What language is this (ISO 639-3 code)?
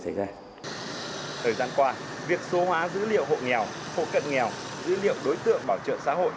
vie